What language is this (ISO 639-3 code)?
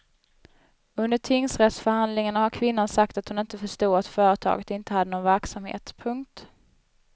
swe